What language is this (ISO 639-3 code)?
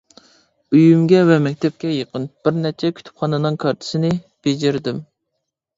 uig